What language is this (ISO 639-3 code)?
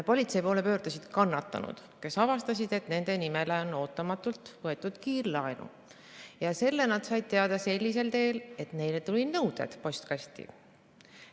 est